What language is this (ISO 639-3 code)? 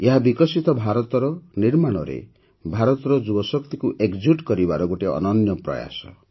ori